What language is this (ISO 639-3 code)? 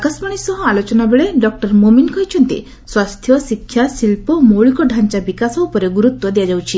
ori